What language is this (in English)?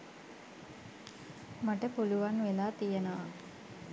Sinhala